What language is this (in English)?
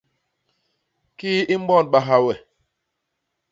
Basaa